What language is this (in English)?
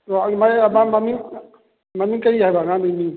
Manipuri